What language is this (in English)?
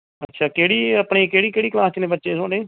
Punjabi